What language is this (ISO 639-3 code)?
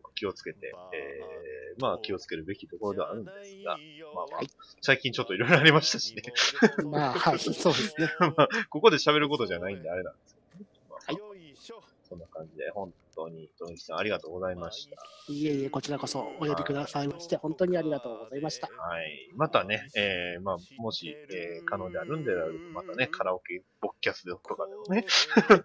jpn